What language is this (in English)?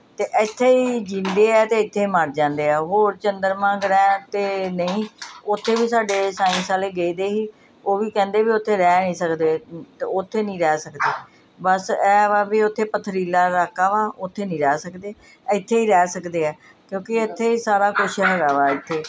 Punjabi